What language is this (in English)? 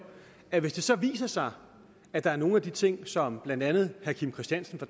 Danish